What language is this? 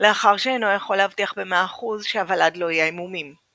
Hebrew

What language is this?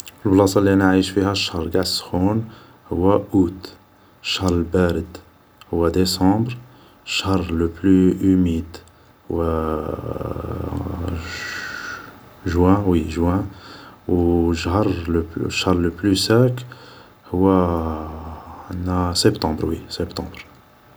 Algerian Arabic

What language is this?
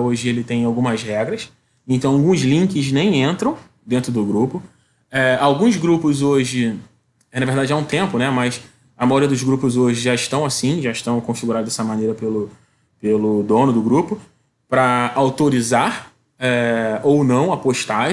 Portuguese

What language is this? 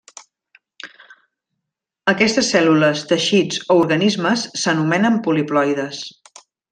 Catalan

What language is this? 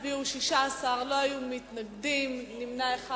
Hebrew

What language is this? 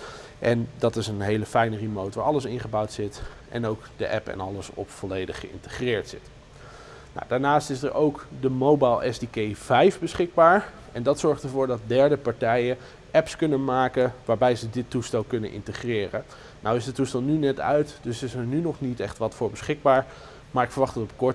Dutch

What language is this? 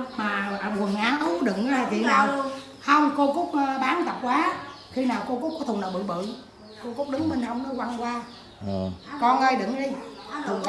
Vietnamese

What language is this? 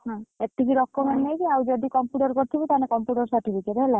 Odia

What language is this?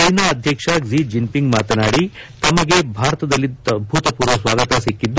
Kannada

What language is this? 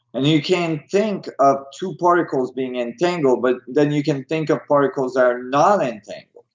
English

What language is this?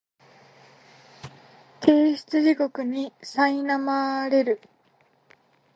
Japanese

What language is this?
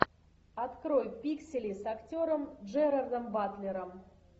Russian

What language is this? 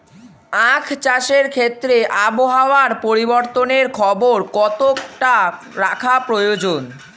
Bangla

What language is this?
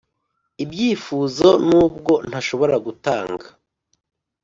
Kinyarwanda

